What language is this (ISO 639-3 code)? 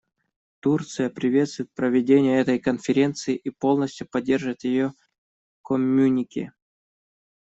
rus